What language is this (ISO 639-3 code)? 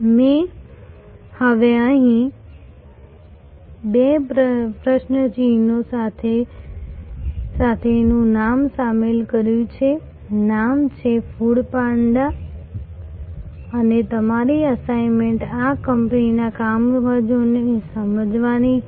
guj